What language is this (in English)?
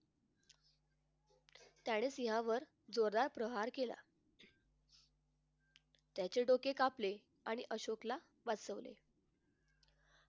Marathi